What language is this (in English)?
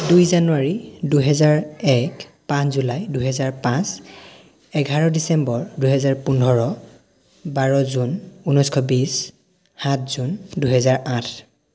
Assamese